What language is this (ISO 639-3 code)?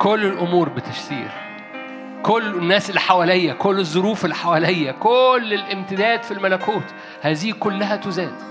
ara